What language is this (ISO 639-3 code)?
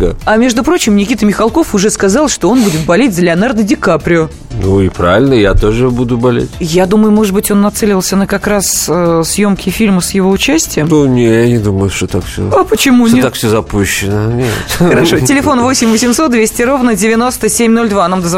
rus